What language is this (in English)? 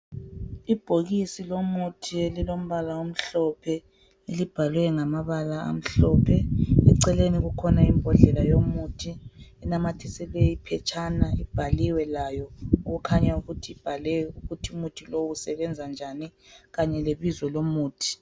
North Ndebele